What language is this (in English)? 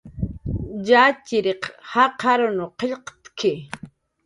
Jaqaru